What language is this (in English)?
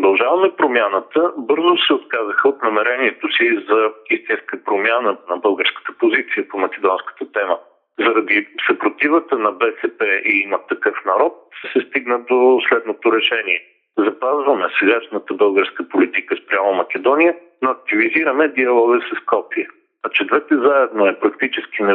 Bulgarian